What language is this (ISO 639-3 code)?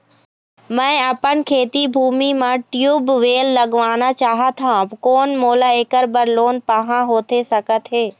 hne